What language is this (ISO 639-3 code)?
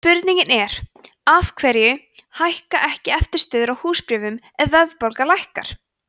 isl